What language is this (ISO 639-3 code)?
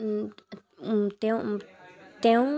asm